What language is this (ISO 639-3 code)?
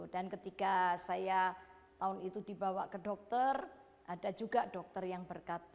ind